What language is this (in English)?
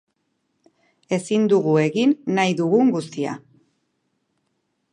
Basque